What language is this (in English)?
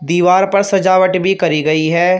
Hindi